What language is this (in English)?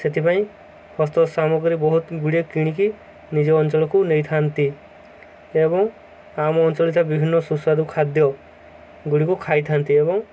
Odia